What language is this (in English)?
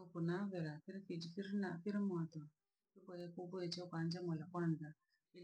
Langi